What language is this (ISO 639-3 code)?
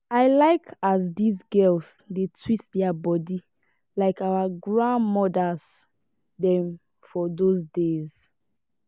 pcm